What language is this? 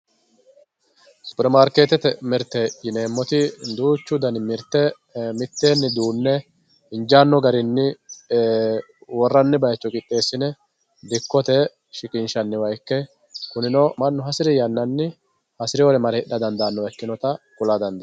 Sidamo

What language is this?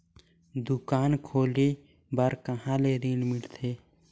Chhattisgarhi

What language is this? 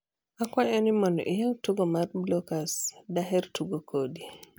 Luo (Kenya and Tanzania)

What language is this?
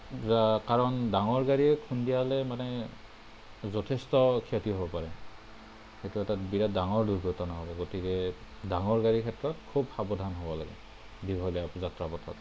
Assamese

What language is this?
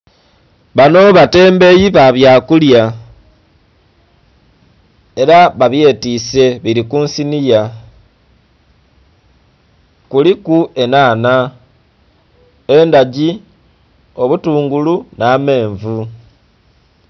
Soga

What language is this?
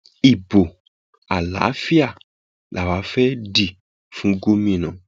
Yoruba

